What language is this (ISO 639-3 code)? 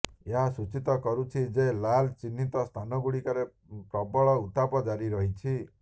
ori